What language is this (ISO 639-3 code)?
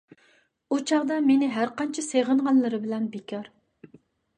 uig